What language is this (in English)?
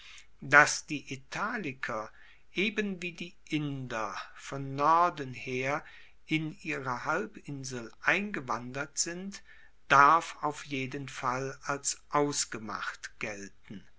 German